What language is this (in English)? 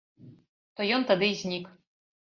Belarusian